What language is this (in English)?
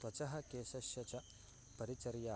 Sanskrit